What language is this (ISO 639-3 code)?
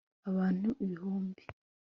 kin